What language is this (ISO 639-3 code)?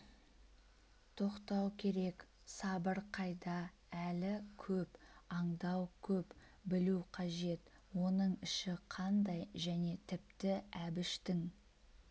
kaz